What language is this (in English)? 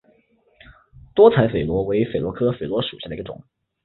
Chinese